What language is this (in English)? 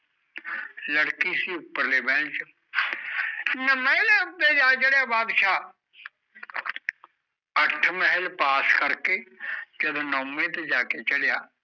Punjabi